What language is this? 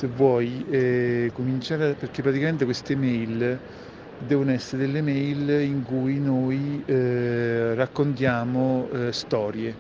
Italian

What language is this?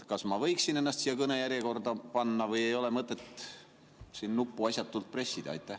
Estonian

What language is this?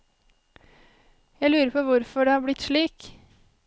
Norwegian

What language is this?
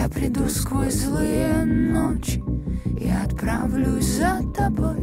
Russian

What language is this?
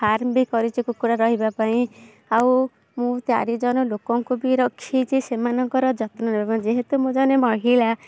Odia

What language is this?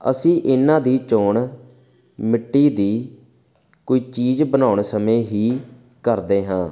Punjabi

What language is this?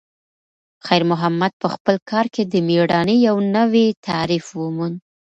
Pashto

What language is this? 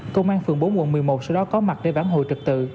Vietnamese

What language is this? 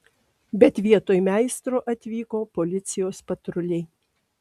Lithuanian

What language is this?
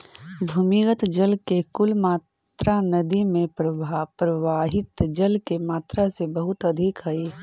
Magahi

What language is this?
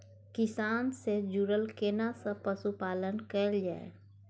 Maithili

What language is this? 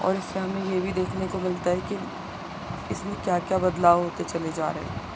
Urdu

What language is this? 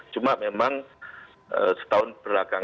Indonesian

